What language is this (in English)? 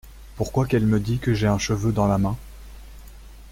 French